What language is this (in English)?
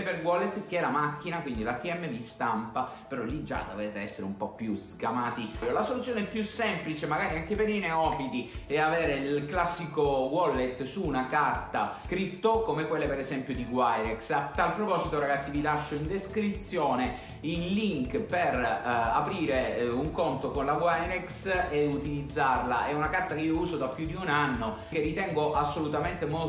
Italian